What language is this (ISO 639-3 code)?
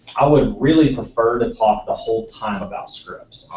eng